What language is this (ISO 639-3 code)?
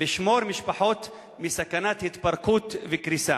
heb